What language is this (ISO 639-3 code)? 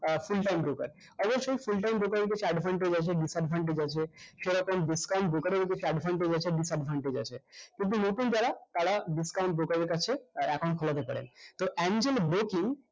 ben